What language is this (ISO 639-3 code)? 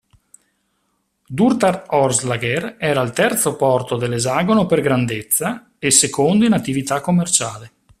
ita